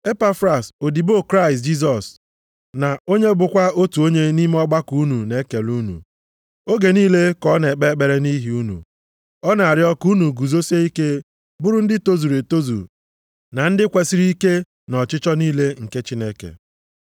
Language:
Igbo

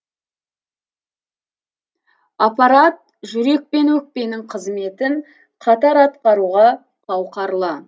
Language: Kazakh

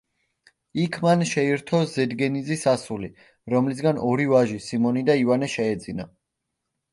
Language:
Georgian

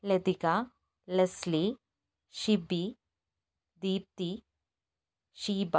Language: Malayalam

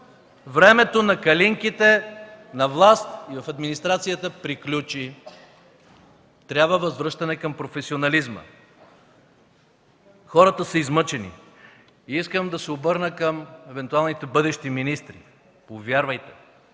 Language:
Bulgarian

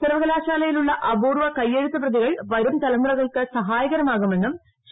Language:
Malayalam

